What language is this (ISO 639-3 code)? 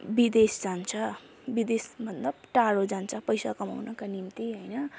nep